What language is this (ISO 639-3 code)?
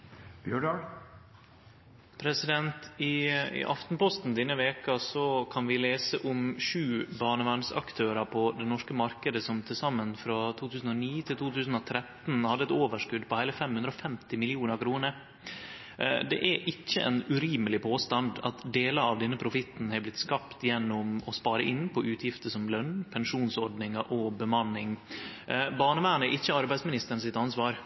nor